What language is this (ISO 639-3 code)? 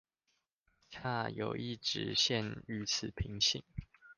zho